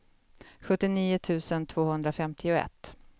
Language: Swedish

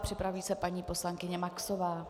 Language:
Czech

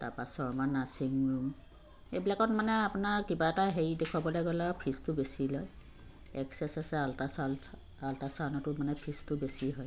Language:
Assamese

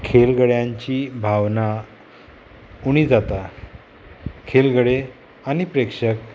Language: Konkani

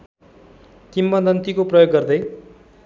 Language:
Nepali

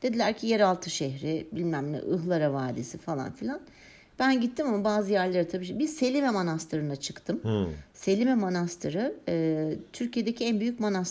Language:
Turkish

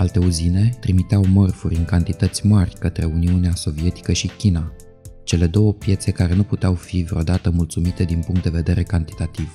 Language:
Romanian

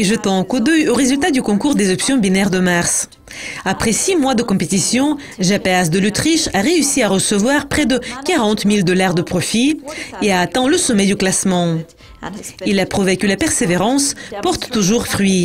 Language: French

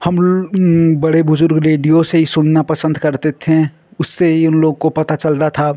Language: Hindi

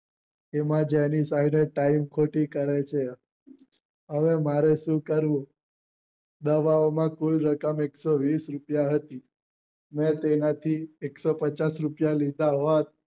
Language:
Gujarati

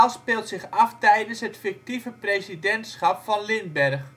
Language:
Dutch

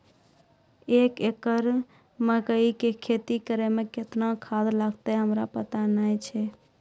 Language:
Maithili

